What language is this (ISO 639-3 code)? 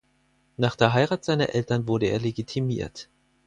deu